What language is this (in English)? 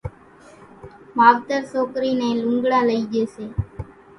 Kachi Koli